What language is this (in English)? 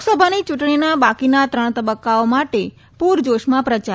Gujarati